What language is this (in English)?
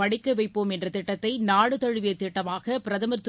Tamil